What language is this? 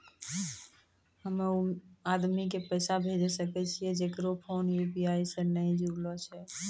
Maithili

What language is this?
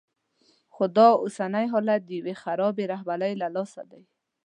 Pashto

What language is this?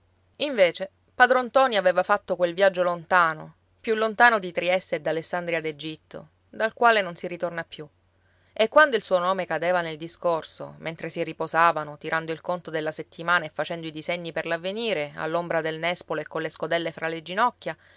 Italian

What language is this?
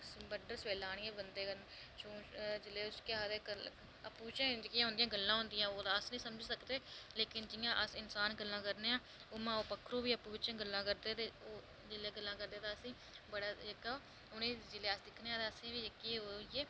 Dogri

